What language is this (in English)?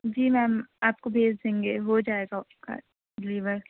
Urdu